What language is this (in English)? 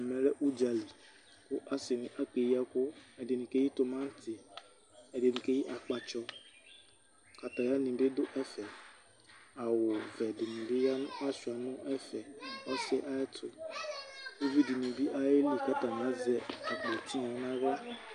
Ikposo